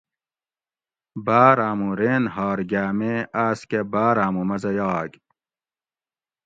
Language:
Gawri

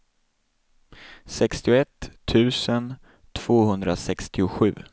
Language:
Swedish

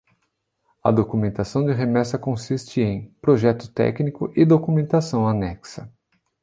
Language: Portuguese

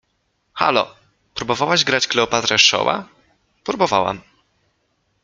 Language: Polish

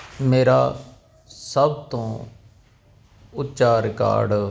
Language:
Punjabi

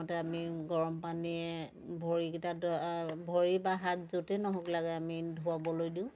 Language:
Assamese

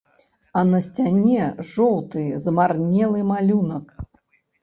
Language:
Belarusian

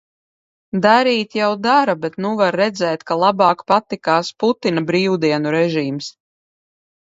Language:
Latvian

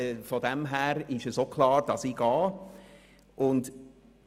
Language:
Swiss German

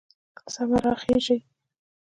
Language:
Pashto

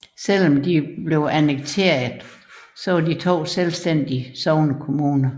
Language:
Danish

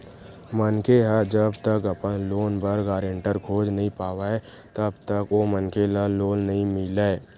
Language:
Chhattisgarhi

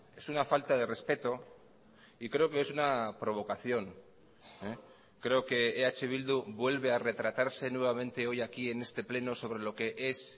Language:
Spanish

